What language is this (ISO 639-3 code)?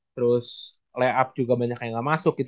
ind